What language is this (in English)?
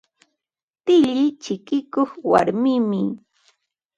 Ambo-Pasco Quechua